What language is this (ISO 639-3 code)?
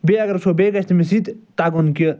kas